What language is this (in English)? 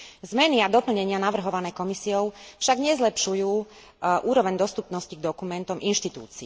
Slovak